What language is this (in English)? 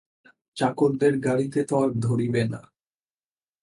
Bangla